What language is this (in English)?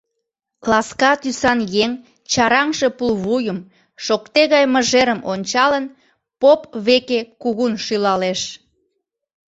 Mari